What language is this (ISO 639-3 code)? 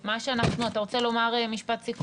heb